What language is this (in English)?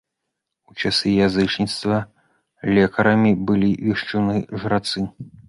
Belarusian